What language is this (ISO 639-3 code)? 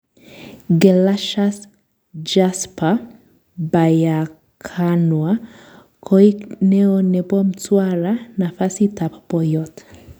kln